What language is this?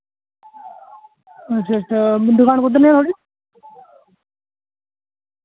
Dogri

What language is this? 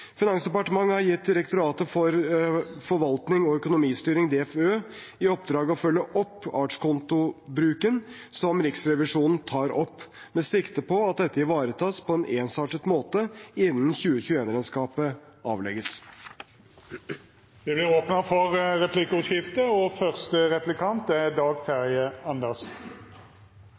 Norwegian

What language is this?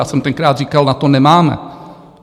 Czech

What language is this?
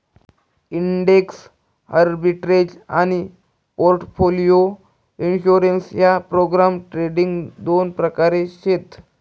Marathi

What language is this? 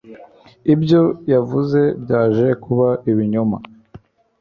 Kinyarwanda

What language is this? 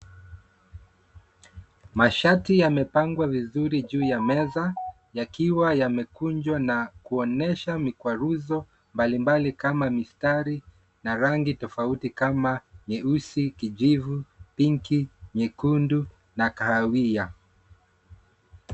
Swahili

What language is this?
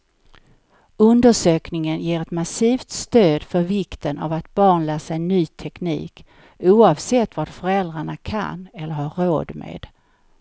Swedish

